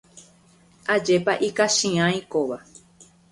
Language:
Guarani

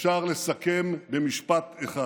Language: Hebrew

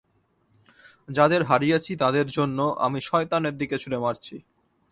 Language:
Bangla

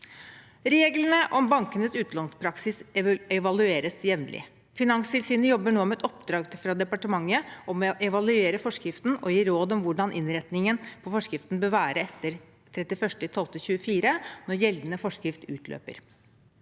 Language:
Norwegian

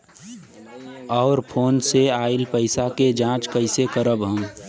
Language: Bhojpuri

